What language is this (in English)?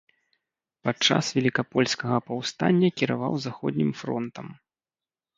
Belarusian